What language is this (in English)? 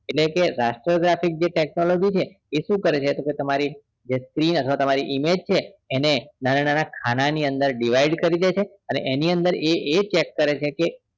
Gujarati